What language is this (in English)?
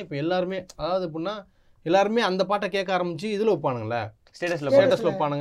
Tamil